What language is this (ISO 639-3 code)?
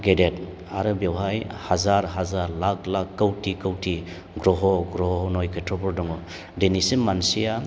brx